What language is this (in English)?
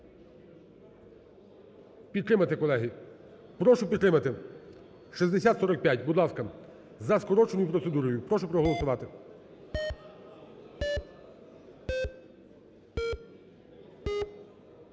Ukrainian